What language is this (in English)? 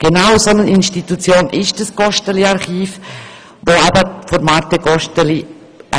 Swiss German